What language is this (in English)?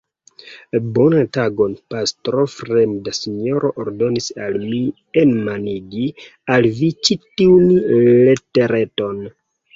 Esperanto